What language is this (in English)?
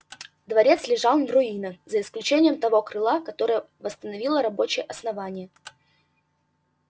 Russian